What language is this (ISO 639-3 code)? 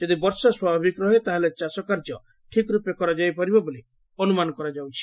ori